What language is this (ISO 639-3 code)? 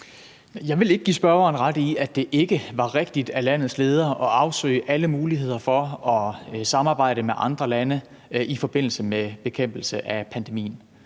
dan